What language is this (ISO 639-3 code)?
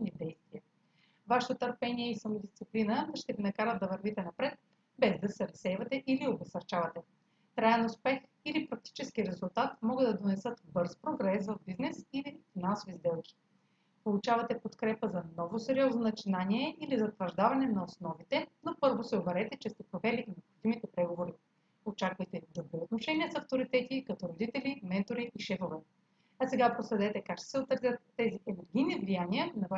bul